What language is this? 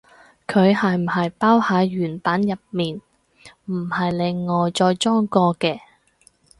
Cantonese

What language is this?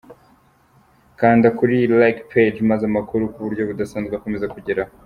Kinyarwanda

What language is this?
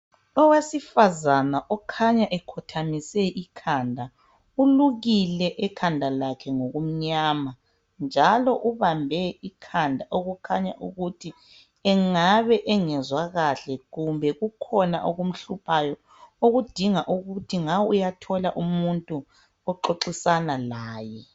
North Ndebele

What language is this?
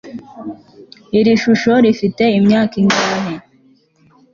Kinyarwanda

